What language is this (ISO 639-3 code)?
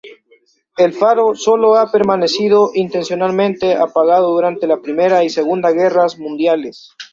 spa